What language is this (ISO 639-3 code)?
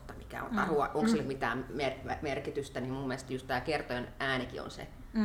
fin